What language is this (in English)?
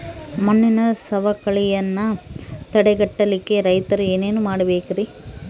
Kannada